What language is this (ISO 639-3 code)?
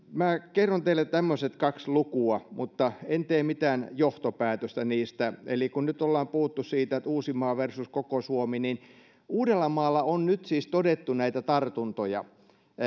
fin